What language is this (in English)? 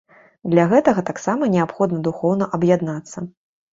Belarusian